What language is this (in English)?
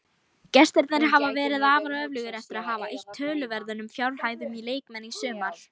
Icelandic